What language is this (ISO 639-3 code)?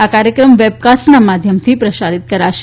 guj